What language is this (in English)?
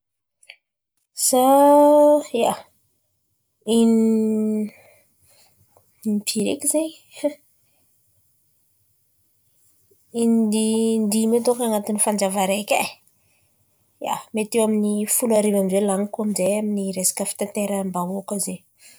Antankarana Malagasy